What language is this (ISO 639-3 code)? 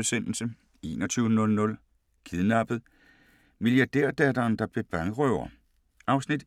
dan